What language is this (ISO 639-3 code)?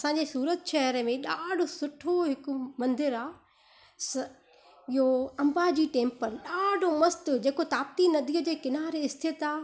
snd